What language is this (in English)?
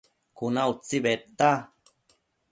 Matsés